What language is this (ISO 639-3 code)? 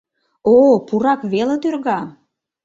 chm